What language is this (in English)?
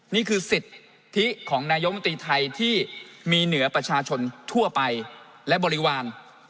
Thai